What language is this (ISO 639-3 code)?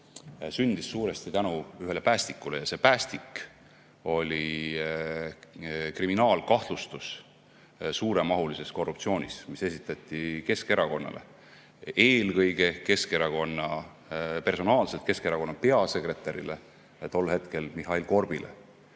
est